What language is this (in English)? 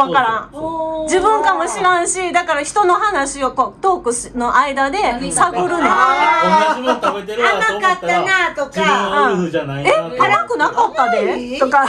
Japanese